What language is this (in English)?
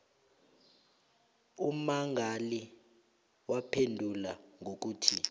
South Ndebele